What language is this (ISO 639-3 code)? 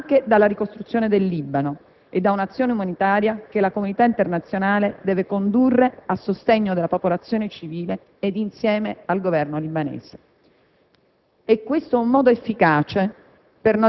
ita